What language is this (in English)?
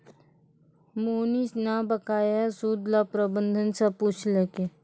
Maithili